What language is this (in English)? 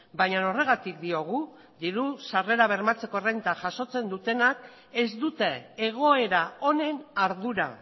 Basque